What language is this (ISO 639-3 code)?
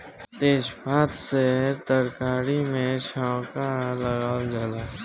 bho